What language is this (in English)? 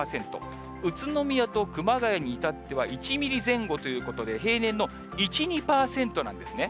Japanese